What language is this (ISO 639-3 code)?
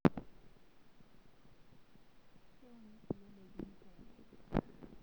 mas